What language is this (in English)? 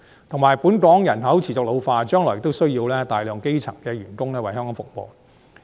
Cantonese